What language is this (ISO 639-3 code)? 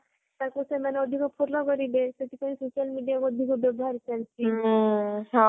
ori